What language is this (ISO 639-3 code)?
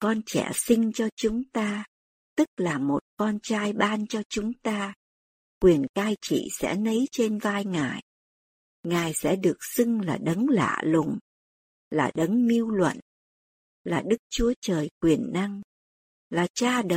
vie